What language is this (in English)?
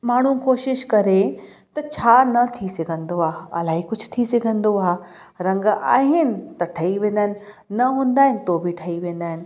Sindhi